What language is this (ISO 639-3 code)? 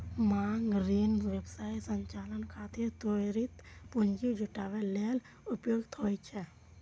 mai